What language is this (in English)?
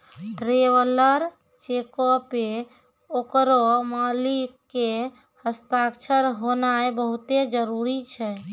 Maithili